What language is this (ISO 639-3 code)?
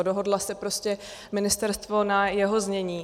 ces